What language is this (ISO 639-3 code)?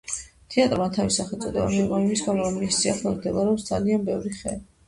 kat